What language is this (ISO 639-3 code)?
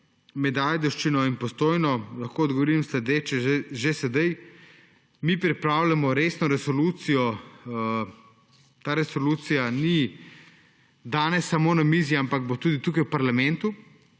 slv